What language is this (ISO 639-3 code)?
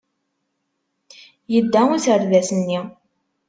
kab